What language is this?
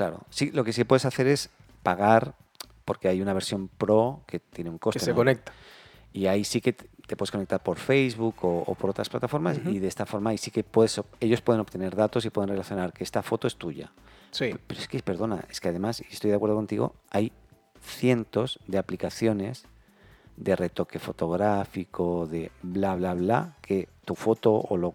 Spanish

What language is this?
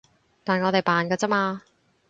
Cantonese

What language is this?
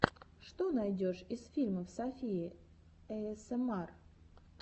Russian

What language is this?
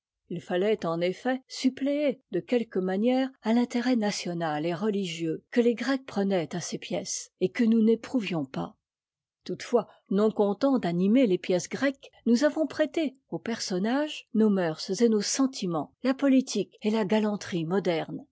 French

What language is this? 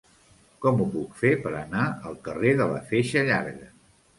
Catalan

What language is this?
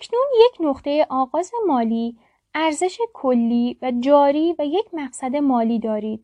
Persian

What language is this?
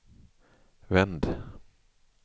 Swedish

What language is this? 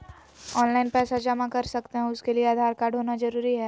Magahi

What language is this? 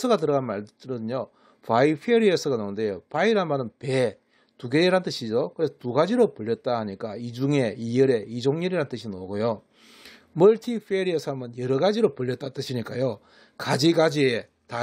Korean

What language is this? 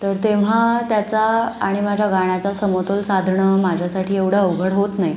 Marathi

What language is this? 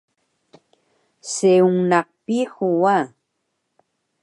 Taroko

